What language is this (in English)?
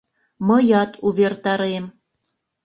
Mari